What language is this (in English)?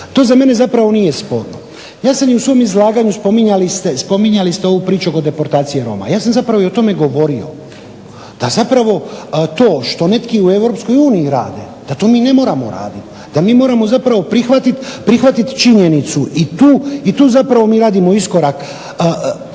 Croatian